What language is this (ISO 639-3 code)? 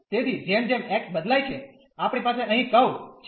guj